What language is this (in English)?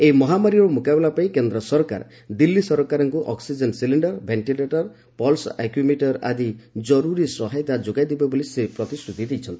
Odia